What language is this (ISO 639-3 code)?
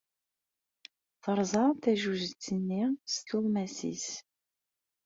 kab